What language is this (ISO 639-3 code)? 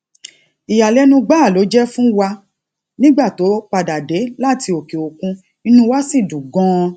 yor